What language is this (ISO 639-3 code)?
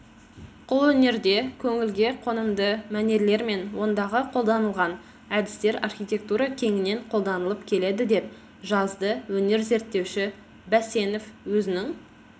kaz